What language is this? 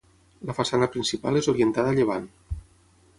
Catalan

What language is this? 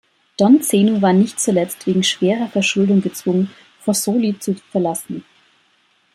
German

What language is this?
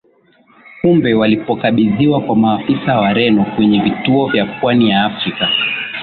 Swahili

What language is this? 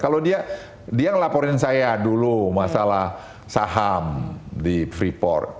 Indonesian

